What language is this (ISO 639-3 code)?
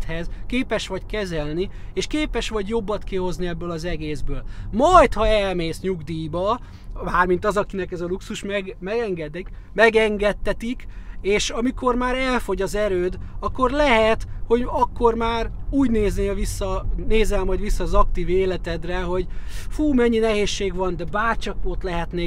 hun